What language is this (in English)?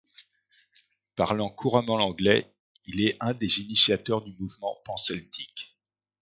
French